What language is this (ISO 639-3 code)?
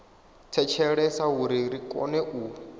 ven